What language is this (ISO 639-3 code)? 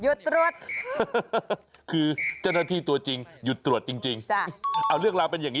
tha